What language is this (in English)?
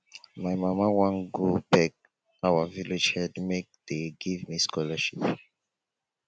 Nigerian Pidgin